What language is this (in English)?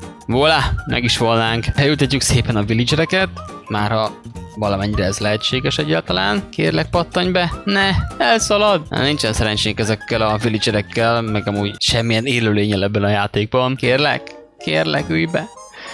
Hungarian